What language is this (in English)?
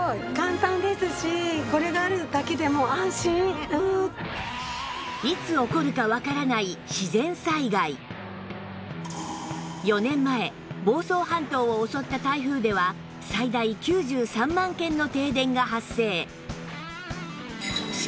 Japanese